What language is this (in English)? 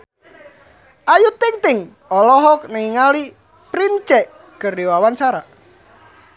Sundanese